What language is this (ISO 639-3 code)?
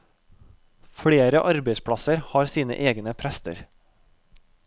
nor